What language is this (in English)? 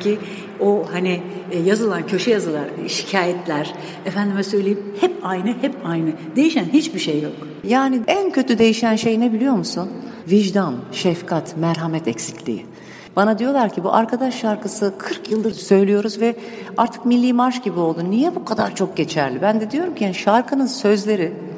Turkish